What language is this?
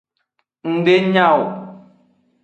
Aja (Benin)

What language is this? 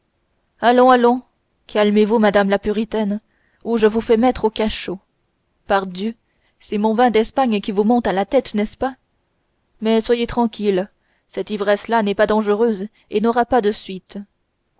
French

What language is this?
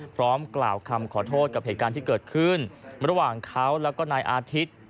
Thai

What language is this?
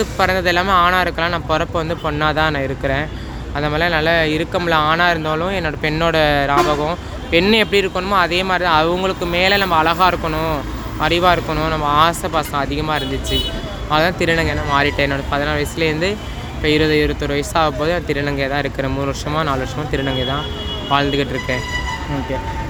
Tamil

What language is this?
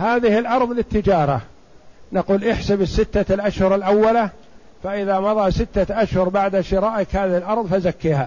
Arabic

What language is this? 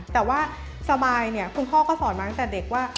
Thai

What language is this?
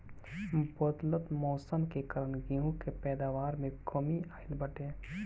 Bhojpuri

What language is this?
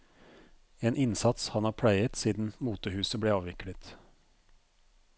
Norwegian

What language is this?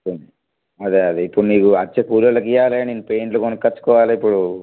Telugu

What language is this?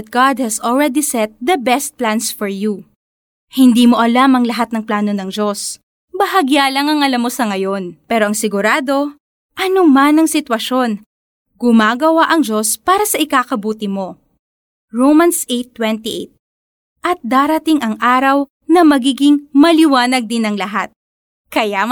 Filipino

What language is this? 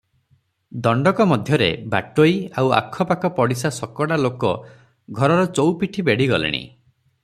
Odia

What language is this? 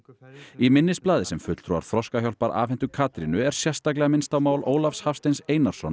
Icelandic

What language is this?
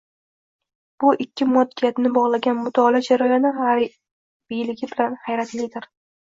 Uzbek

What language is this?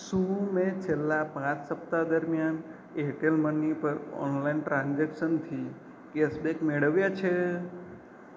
Gujarati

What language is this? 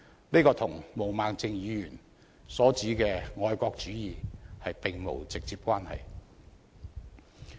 Cantonese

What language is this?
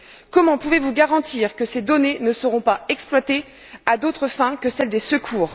French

